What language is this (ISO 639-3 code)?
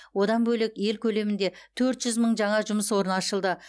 kaz